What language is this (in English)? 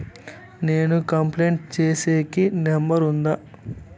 Telugu